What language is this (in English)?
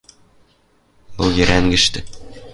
Western Mari